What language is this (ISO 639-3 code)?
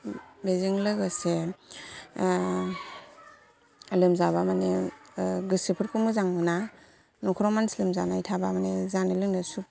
brx